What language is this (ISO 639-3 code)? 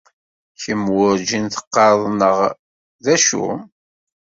kab